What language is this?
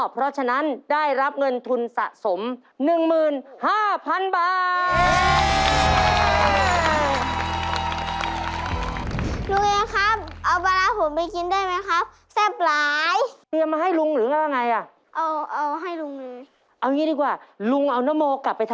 Thai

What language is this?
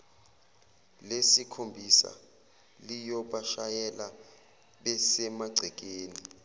Zulu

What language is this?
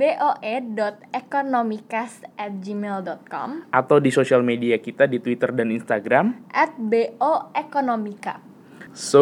Indonesian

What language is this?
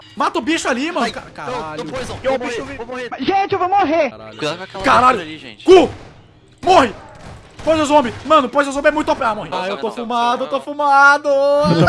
Portuguese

